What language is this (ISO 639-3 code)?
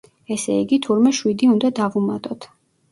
kat